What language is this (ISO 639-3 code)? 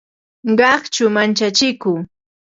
qva